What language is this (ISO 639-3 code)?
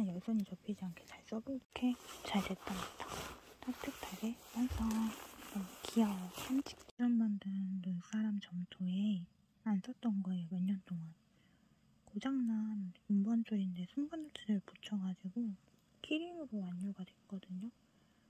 kor